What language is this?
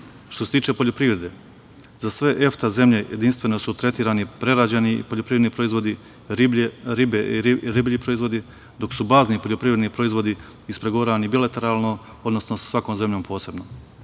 Serbian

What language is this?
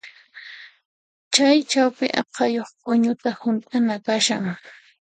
Puno Quechua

